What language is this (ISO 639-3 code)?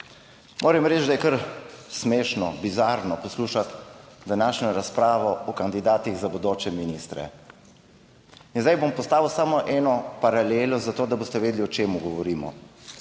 slv